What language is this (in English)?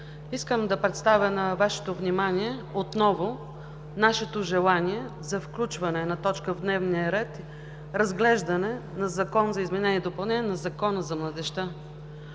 Bulgarian